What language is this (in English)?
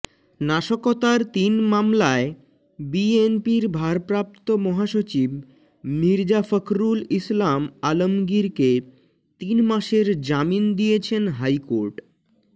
Bangla